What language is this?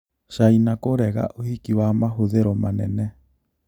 Kikuyu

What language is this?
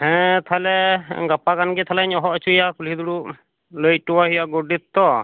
Santali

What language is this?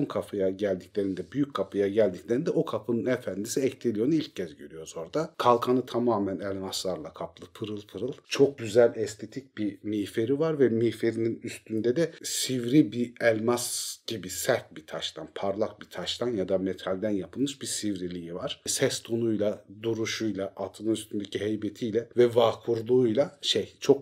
Turkish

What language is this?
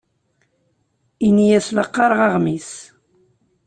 Kabyle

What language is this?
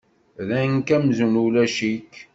Kabyle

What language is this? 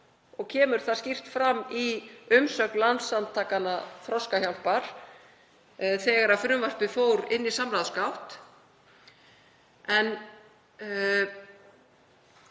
Icelandic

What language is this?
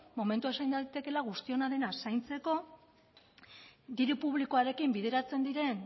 Basque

